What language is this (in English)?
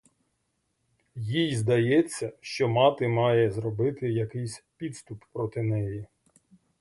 Ukrainian